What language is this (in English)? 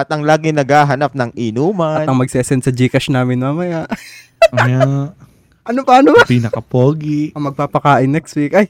Filipino